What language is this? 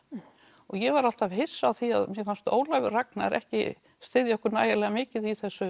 Icelandic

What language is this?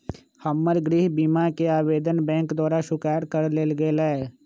Magahi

